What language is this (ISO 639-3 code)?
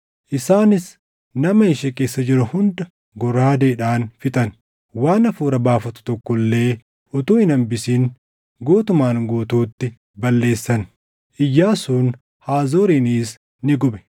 orm